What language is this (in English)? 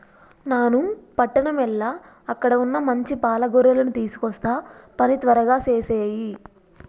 Telugu